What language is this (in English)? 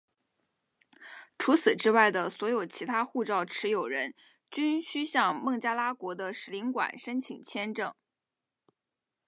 Chinese